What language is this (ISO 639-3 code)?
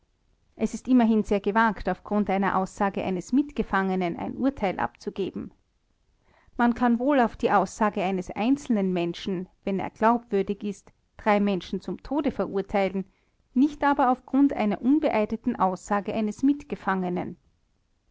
deu